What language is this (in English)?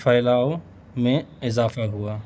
Urdu